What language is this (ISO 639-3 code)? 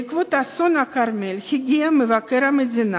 heb